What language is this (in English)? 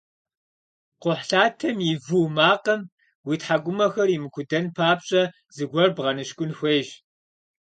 Kabardian